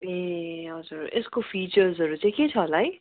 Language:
Nepali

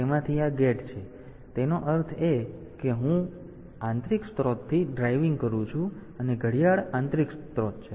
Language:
Gujarati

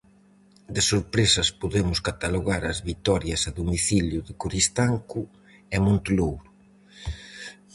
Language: Galician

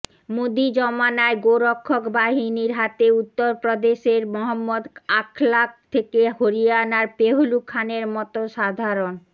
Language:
Bangla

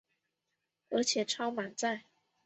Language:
Chinese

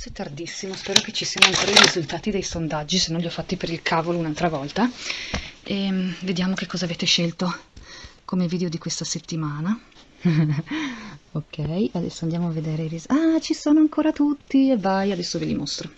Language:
Italian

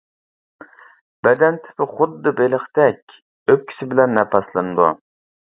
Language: Uyghur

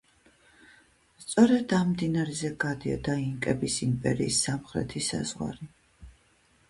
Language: Georgian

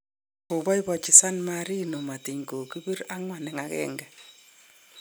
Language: Kalenjin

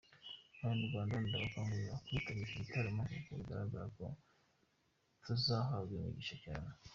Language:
Kinyarwanda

